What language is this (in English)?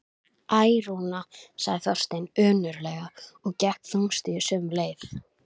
Icelandic